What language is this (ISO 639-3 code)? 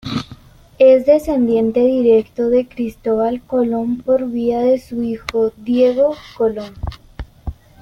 spa